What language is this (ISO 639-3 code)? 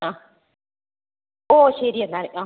mal